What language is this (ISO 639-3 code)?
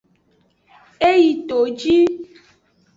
ajg